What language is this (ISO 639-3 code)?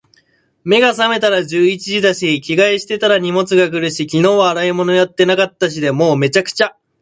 jpn